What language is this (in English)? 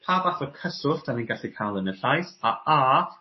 Welsh